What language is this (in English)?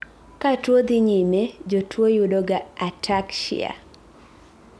Luo (Kenya and Tanzania)